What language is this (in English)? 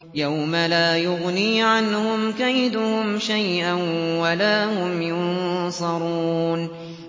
Arabic